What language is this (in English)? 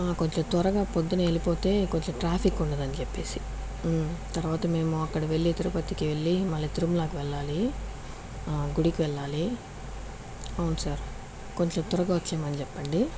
Telugu